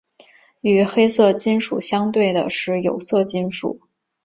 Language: Chinese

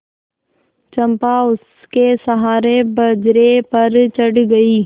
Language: Hindi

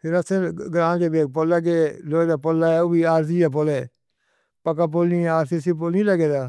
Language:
Northern Hindko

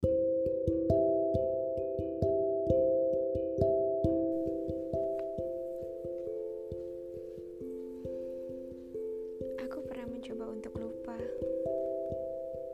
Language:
Indonesian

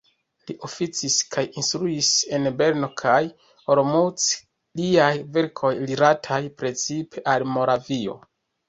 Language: Esperanto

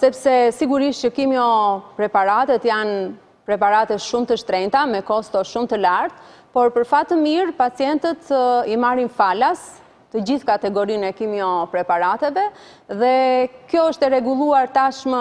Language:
English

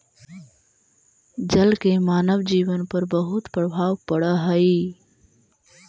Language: Magahi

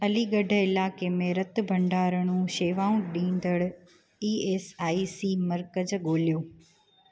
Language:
Sindhi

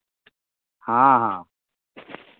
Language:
Maithili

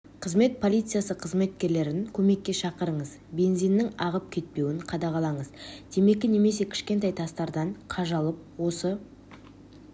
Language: Kazakh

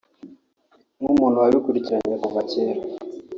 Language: Kinyarwanda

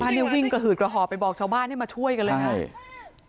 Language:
Thai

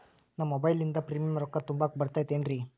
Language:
Kannada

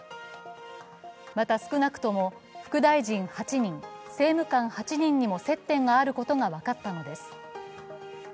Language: Japanese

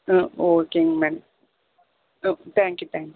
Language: Tamil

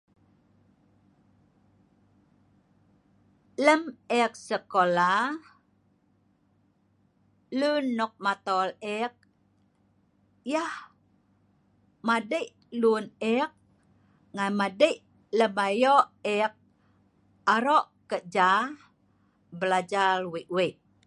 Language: Sa'ban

